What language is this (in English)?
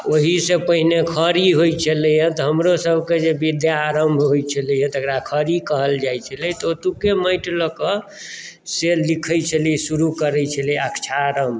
Maithili